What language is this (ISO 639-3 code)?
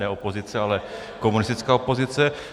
ces